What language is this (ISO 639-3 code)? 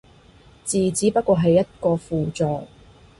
yue